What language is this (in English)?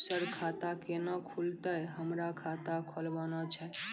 Maithili